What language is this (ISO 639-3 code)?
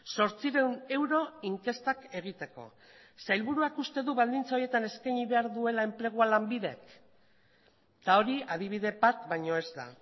eus